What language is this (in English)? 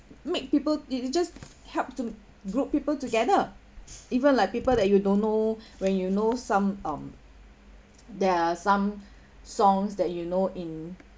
English